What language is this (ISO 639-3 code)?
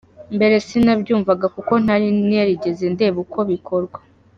kin